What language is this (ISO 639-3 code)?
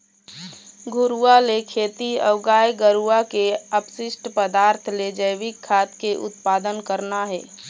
hne